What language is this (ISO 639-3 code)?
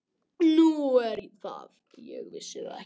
isl